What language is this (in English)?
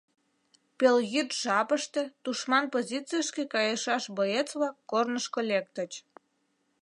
Mari